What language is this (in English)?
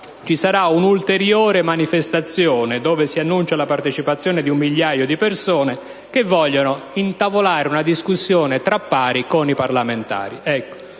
Italian